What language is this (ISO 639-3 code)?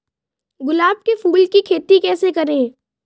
hin